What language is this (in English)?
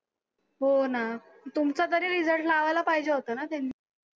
Marathi